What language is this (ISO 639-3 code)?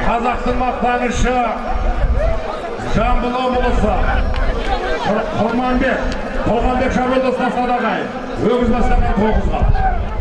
tur